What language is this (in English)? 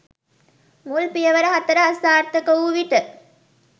Sinhala